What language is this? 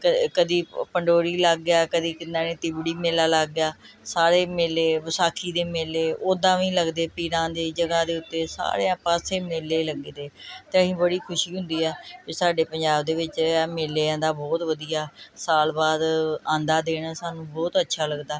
Punjabi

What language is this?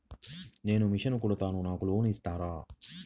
Telugu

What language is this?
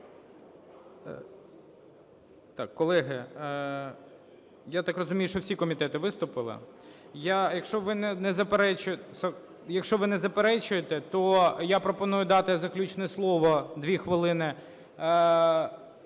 Ukrainian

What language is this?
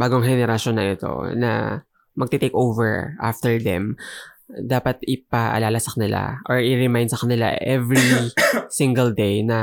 Filipino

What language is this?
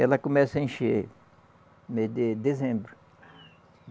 Portuguese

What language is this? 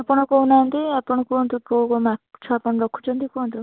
Odia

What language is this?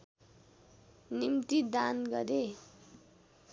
Nepali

